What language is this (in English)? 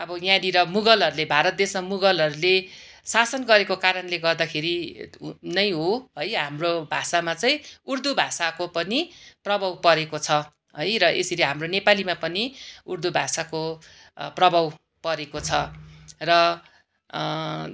Nepali